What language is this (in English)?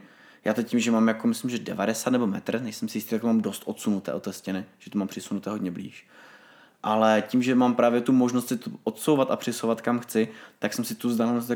Czech